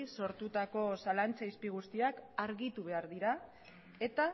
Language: Basque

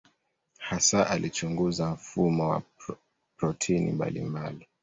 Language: Swahili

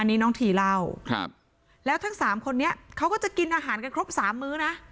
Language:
Thai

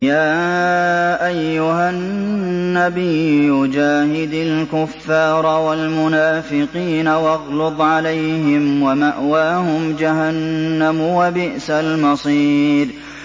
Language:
Arabic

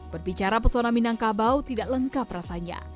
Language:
Indonesian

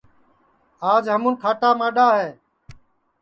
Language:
Sansi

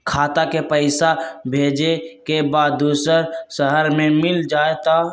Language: Magahi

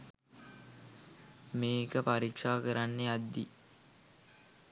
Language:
Sinhala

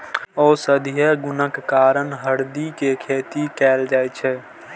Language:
Maithili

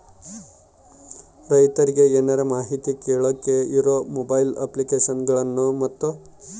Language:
Kannada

